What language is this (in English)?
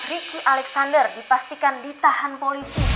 Indonesian